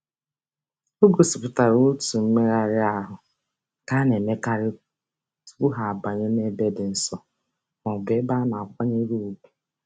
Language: Igbo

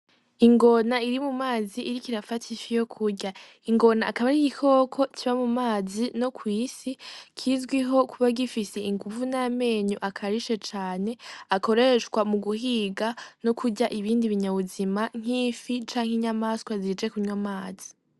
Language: Rundi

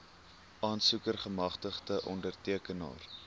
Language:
Afrikaans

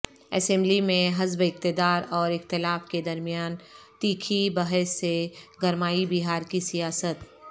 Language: Urdu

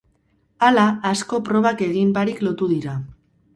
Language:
Basque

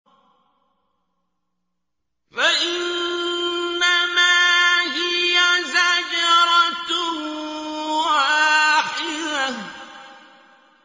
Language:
Arabic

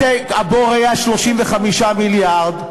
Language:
Hebrew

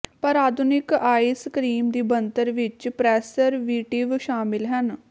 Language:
Punjabi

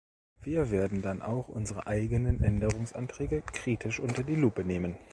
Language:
German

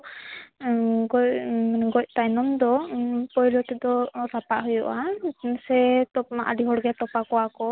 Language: Santali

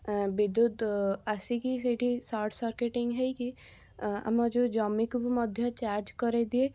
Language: Odia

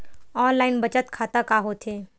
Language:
Chhattisgarhi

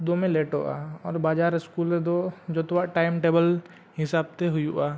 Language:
Santali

